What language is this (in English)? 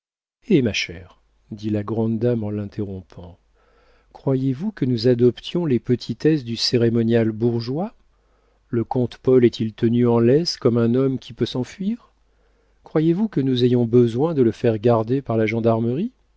French